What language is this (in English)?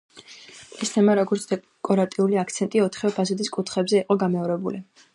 Georgian